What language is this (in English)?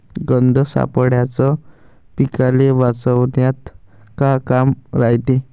Marathi